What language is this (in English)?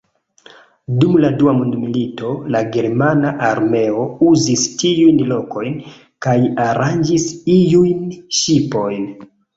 Esperanto